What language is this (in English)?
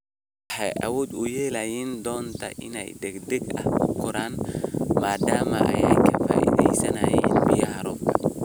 Somali